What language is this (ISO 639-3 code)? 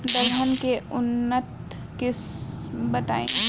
bho